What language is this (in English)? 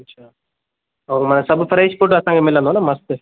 Sindhi